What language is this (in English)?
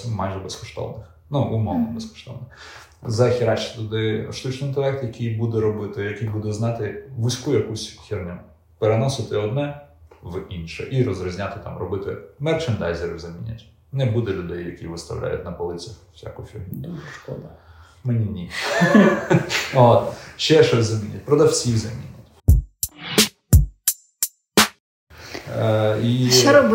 Ukrainian